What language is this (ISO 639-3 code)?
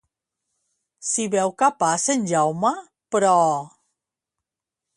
cat